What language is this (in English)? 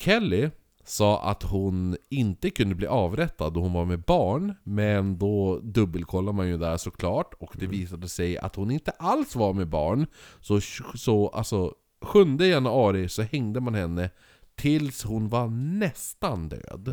Swedish